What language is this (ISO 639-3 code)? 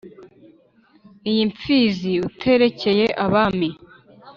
kin